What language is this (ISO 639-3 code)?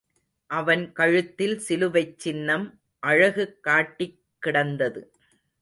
tam